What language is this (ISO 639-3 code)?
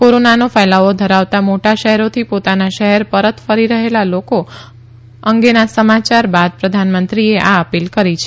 guj